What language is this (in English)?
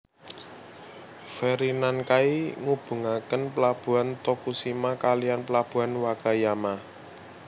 Javanese